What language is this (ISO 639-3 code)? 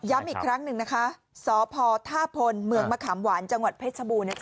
tha